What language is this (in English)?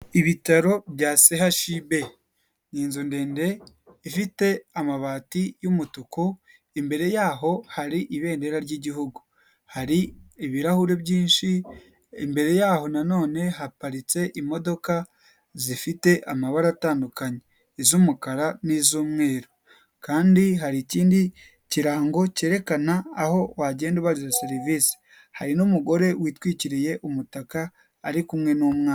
Kinyarwanda